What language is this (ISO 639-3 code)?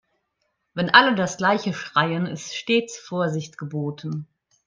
deu